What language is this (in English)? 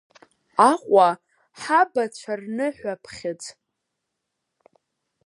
Abkhazian